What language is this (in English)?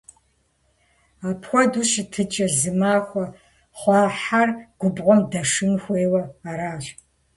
Kabardian